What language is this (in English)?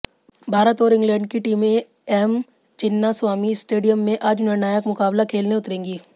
Hindi